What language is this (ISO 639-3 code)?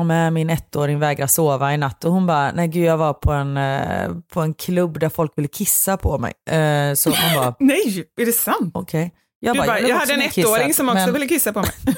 swe